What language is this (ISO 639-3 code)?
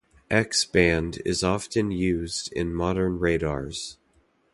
eng